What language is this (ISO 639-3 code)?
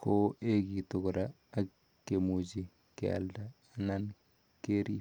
kln